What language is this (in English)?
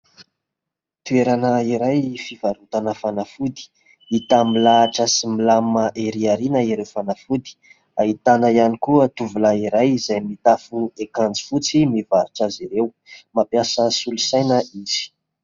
Malagasy